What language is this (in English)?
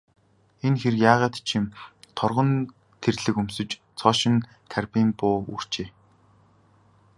Mongolian